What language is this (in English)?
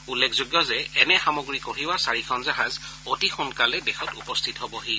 Assamese